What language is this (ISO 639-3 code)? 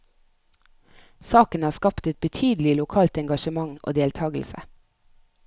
nor